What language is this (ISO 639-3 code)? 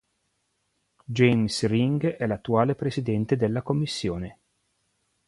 ita